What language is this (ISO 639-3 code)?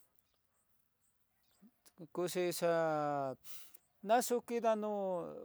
mtx